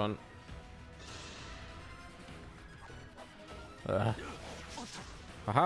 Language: German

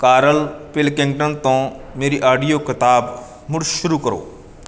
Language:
Punjabi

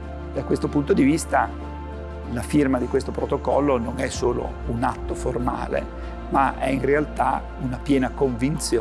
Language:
Italian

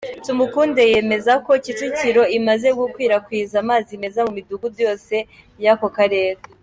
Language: Kinyarwanda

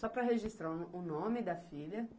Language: Portuguese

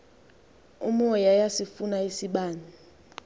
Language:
Xhosa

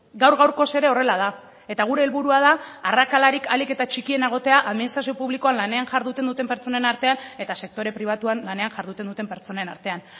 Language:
Basque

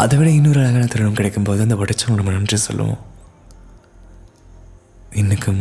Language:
Tamil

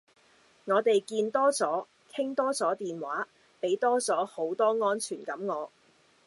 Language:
Cantonese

